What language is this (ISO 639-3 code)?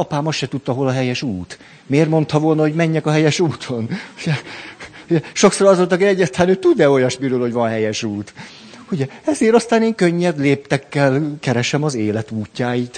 hun